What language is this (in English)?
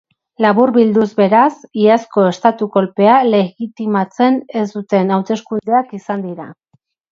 Basque